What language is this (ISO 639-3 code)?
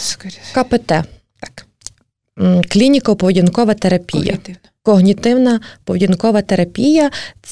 ukr